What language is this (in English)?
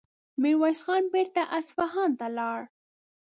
Pashto